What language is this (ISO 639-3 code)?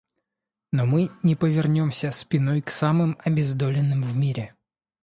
rus